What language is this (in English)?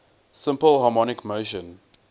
English